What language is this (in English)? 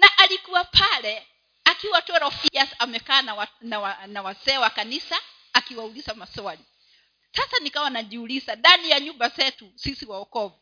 Swahili